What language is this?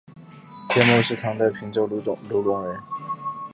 Chinese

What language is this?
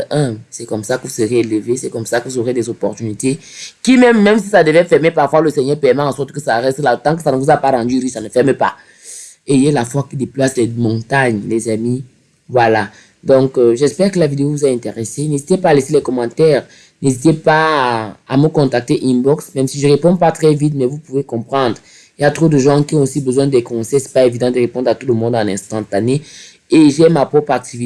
French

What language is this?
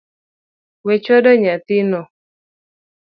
Luo (Kenya and Tanzania)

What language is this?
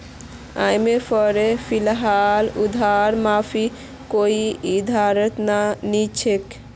Magahi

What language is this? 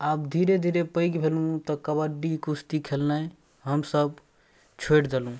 Maithili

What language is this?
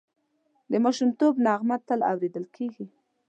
Pashto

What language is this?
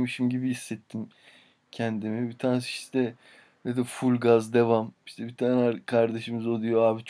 Turkish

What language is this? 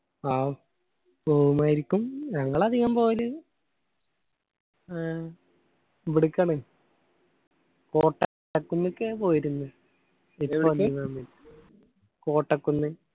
Malayalam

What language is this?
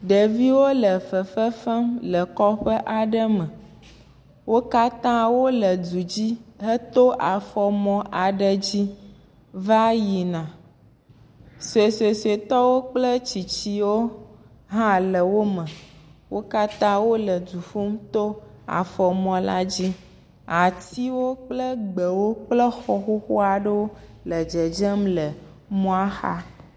Ewe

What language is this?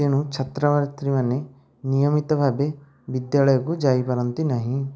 Odia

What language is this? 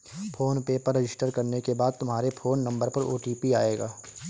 Hindi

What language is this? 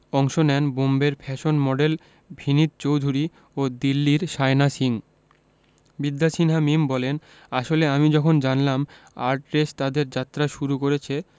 Bangla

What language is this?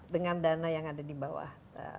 Indonesian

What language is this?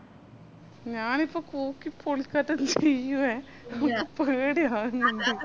Malayalam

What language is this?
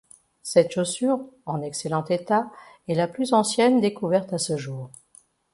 French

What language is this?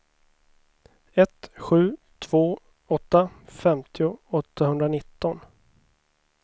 Swedish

